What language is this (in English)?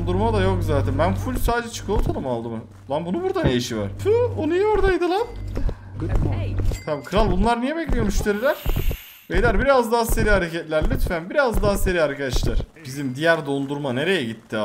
Turkish